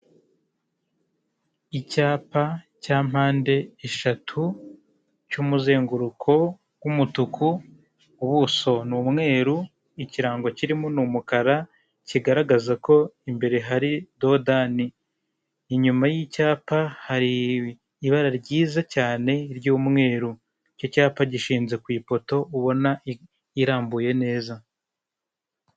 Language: Kinyarwanda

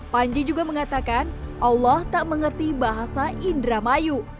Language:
Indonesian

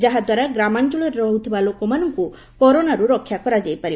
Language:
Odia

